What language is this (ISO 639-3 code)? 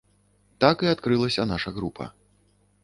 bel